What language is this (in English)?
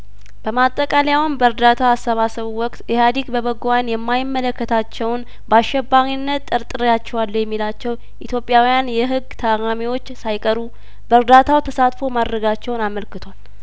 Amharic